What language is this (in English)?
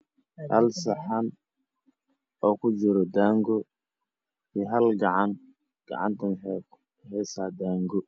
Somali